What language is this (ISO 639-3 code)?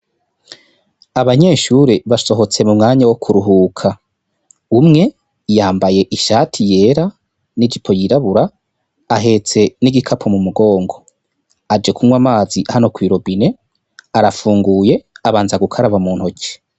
run